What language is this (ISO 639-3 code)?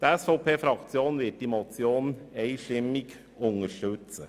gsw